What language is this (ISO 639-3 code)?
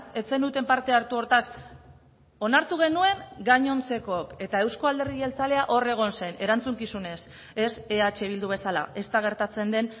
eus